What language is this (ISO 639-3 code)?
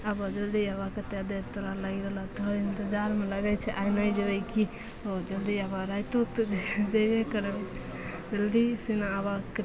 mai